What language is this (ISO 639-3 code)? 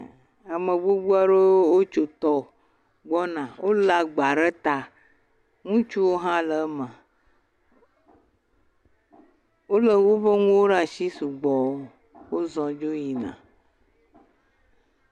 ewe